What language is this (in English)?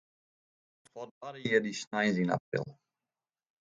Western Frisian